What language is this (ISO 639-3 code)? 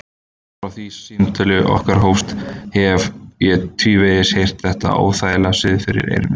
isl